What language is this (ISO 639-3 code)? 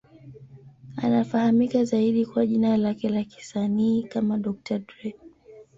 swa